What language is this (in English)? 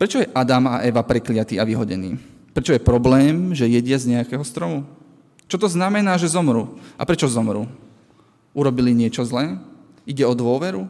Slovak